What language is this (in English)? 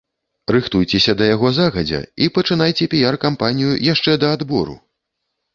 Belarusian